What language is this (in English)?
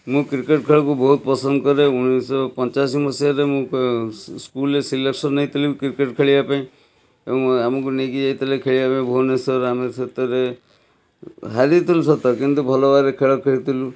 Odia